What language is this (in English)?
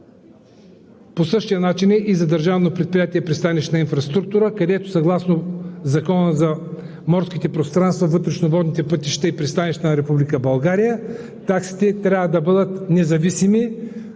Bulgarian